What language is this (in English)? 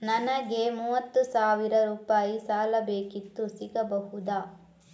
Kannada